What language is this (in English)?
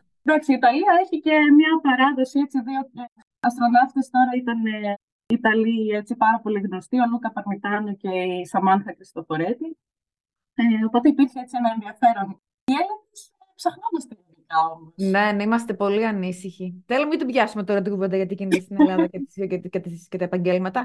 Greek